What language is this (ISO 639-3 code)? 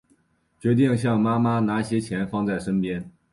zho